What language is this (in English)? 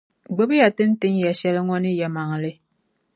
Dagbani